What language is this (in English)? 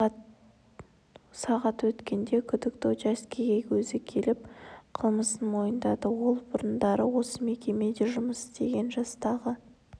Kazakh